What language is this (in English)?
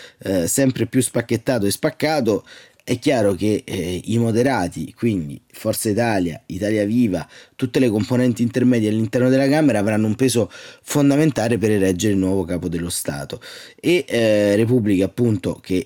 Italian